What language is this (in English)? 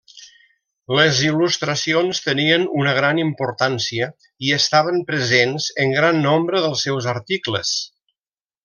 Catalan